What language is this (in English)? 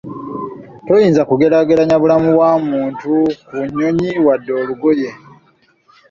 Ganda